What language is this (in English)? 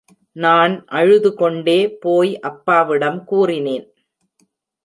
Tamil